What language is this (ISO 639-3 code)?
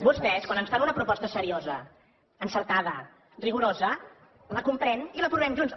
cat